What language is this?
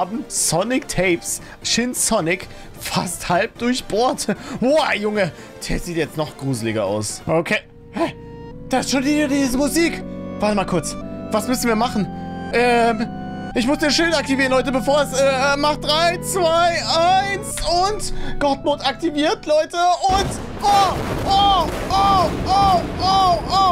German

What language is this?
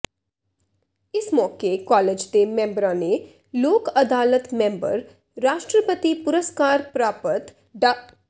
Punjabi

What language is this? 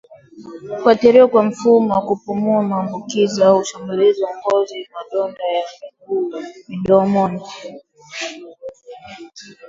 Swahili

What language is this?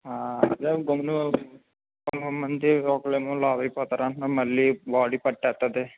Telugu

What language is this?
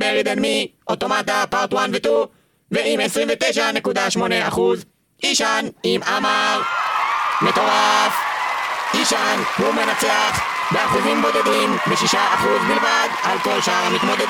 Hebrew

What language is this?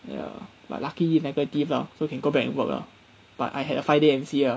English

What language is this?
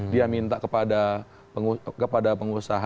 Indonesian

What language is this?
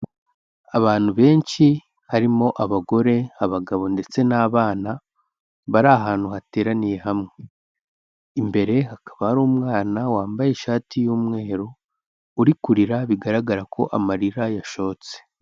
Kinyarwanda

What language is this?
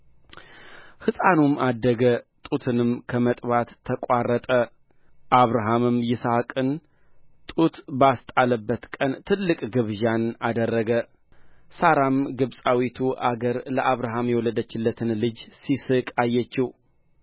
Amharic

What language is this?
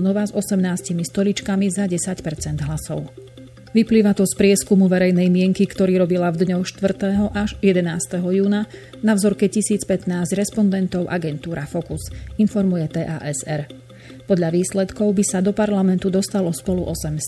Slovak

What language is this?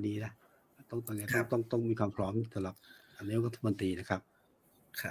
Thai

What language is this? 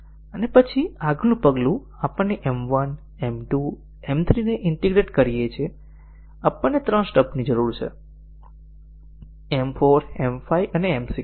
Gujarati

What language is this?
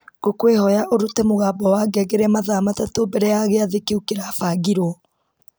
Kikuyu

